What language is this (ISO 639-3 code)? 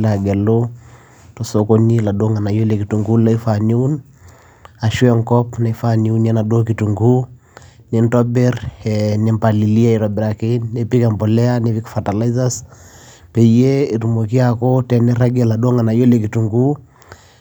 mas